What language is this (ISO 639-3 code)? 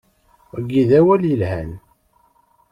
kab